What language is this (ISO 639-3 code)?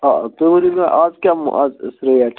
kas